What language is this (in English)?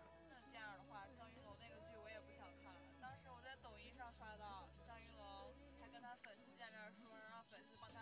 Chinese